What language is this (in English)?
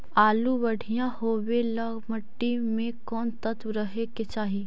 Magahi